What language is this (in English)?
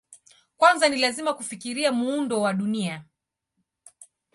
Swahili